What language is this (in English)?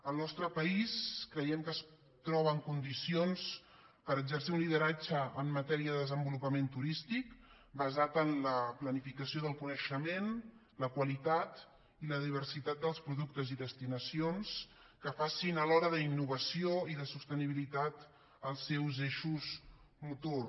Catalan